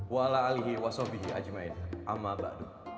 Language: Indonesian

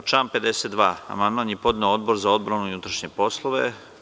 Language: Serbian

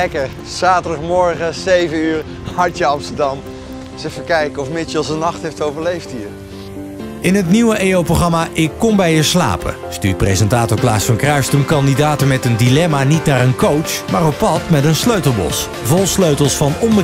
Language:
Dutch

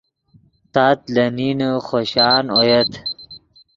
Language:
Yidgha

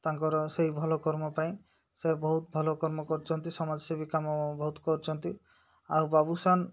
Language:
Odia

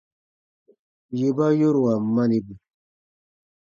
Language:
Baatonum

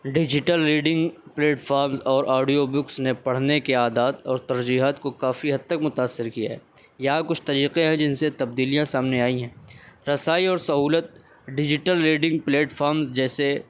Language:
Urdu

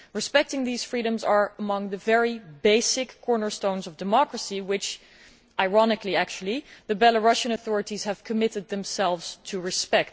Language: English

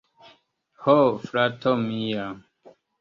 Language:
Esperanto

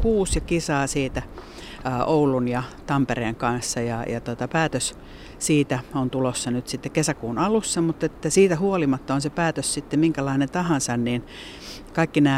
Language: Finnish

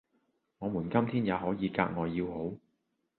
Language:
Cantonese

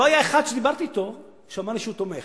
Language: Hebrew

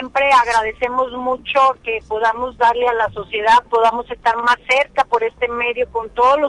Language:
Spanish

